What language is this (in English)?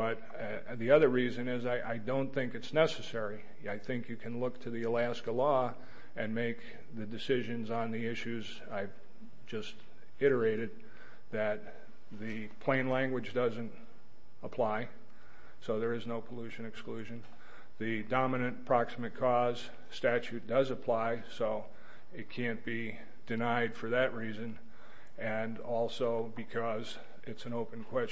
English